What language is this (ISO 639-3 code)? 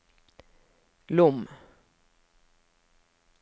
nor